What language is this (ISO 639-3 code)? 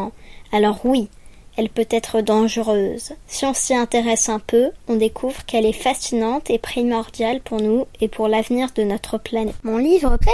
fra